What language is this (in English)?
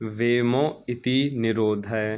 Sanskrit